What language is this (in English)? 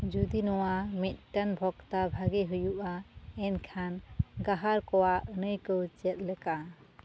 Santali